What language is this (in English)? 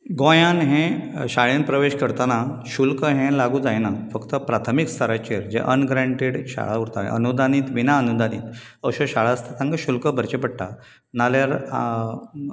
Konkani